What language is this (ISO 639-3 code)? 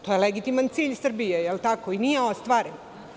srp